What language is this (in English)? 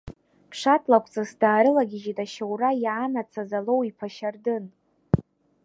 Abkhazian